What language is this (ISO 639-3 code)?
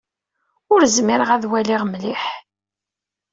kab